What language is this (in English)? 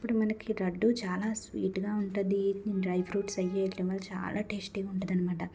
Telugu